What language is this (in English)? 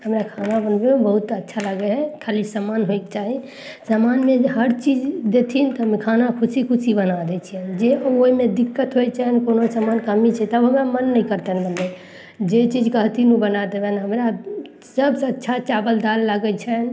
Maithili